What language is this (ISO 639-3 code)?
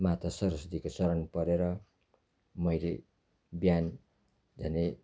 nep